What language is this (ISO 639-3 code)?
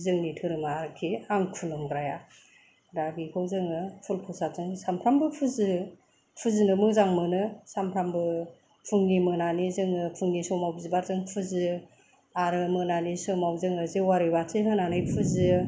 brx